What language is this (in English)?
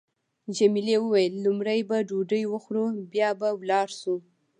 Pashto